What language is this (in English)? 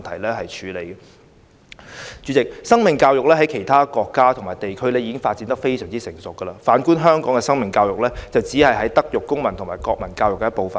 Cantonese